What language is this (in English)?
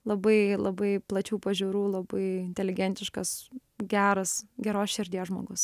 Lithuanian